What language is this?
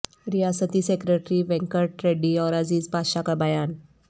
Urdu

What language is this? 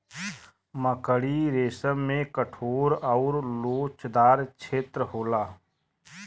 Bhojpuri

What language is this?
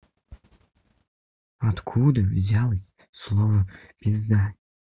Russian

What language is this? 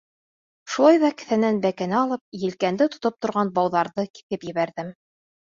Bashkir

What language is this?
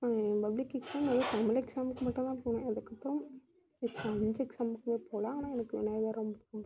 Tamil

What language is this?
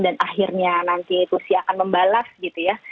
Indonesian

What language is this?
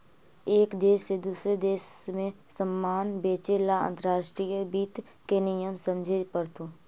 Magahi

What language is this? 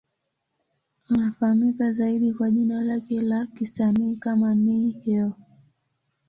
Swahili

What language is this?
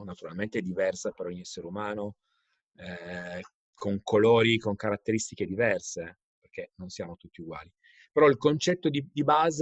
Italian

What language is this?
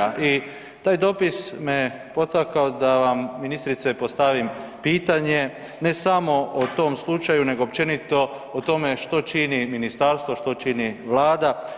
Croatian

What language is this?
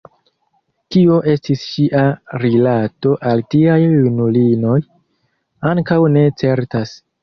Esperanto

